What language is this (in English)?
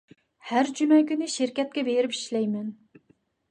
Uyghur